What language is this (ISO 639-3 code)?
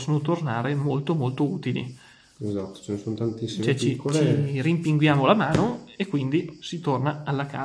ita